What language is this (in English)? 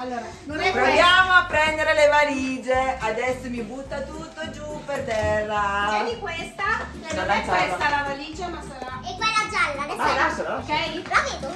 Italian